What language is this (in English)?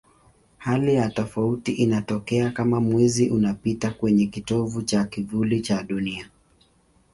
Swahili